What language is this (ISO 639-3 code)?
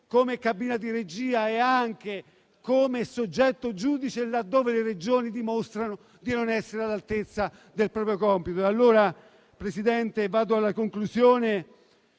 ita